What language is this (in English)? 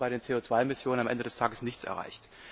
German